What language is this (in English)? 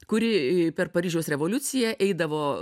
Lithuanian